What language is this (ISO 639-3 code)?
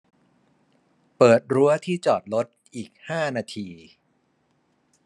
tha